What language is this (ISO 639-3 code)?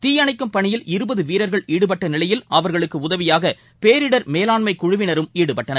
tam